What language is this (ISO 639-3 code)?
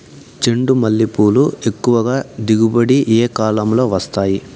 tel